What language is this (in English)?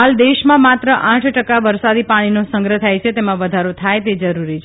Gujarati